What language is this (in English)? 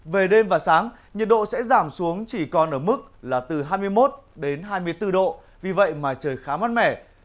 Vietnamese